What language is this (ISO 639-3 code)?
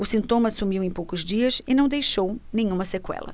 por